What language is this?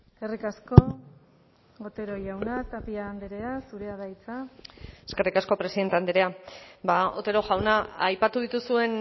Basque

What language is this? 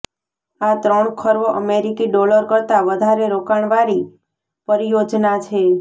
Gujarati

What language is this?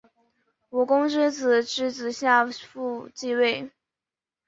Chinese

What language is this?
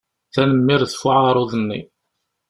Kabyle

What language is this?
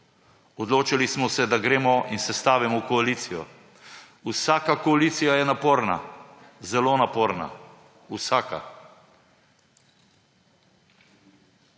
Slovenian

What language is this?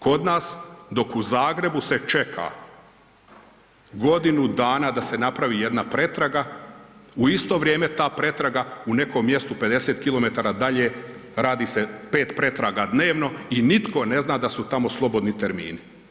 Croatian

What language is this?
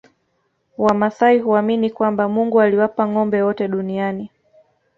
Swahili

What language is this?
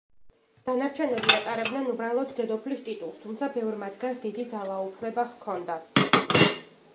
Georgian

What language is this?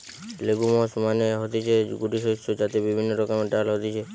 Bangla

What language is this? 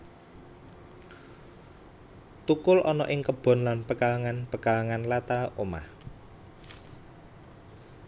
Javanese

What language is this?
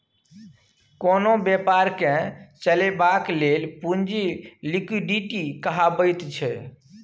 Maithili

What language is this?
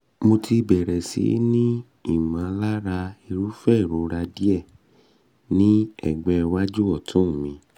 Yoruba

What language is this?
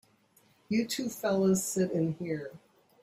English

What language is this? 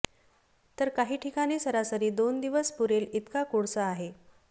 Marathi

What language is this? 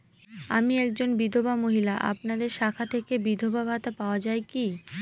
Bangla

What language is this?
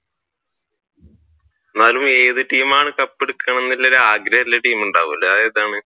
Malayalam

